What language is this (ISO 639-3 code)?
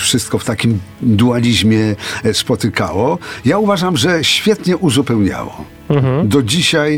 pol